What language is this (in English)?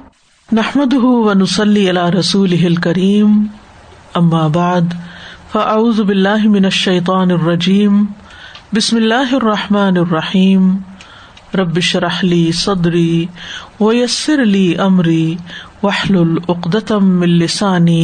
Urdu